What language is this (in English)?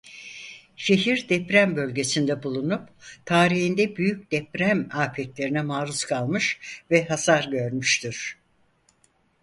Turkish